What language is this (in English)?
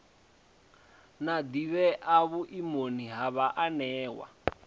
Venda